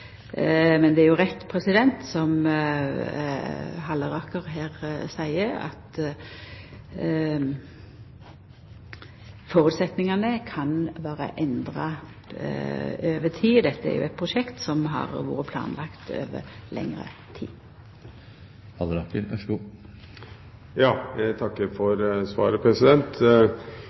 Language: Norwegian Nynorsk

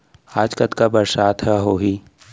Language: Chhattisgarhi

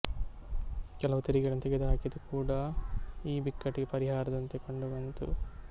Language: Kannada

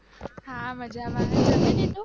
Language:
Gujarati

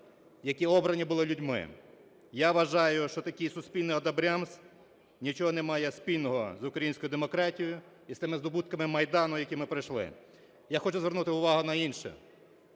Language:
Ukrainian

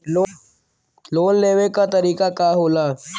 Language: Bhojpuri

